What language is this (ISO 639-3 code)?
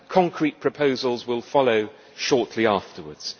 eng